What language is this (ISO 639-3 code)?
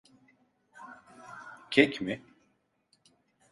tur